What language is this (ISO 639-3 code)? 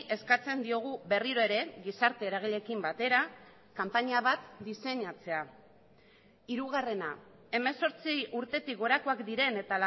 eus